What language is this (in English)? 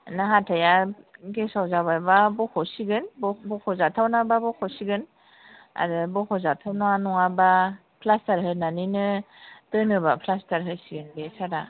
Bodo